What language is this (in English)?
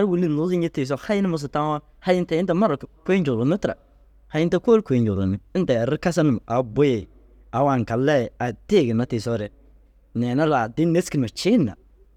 Dazaga